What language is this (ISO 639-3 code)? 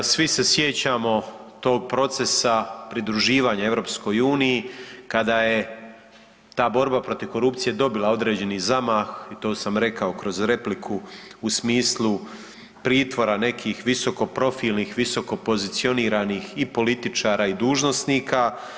hrv